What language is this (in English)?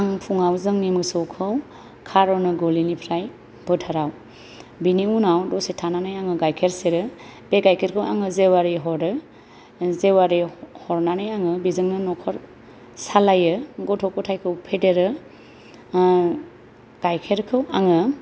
Bodo